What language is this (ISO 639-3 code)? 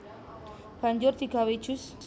jav